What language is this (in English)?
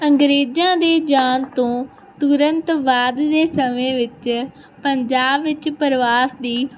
Punjabi